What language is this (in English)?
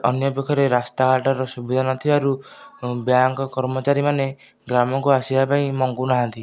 Odia